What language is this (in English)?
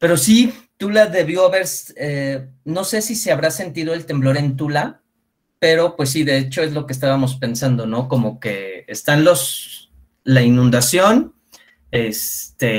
Spanish